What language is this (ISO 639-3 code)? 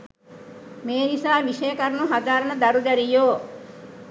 sin